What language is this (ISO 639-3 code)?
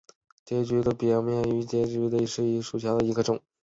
zho